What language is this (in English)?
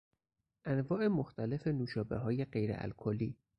Persian